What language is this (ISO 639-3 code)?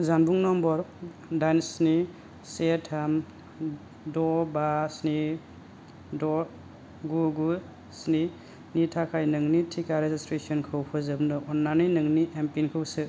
brx